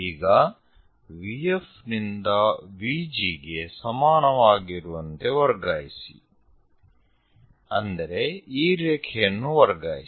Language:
Kannada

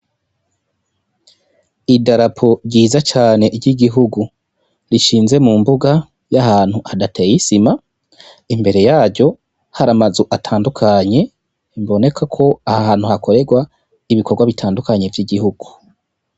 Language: Rundi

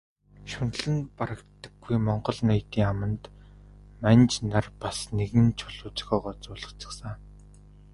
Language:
Mongolian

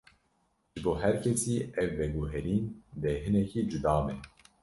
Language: Kurdish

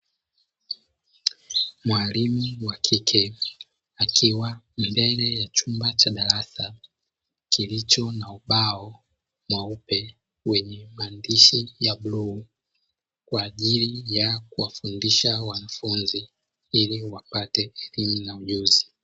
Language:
Swahili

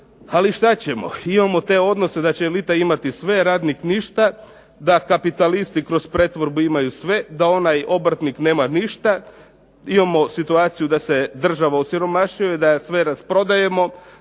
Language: Croatian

